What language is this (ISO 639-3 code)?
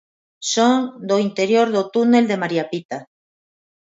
glg